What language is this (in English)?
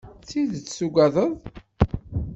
Kabyle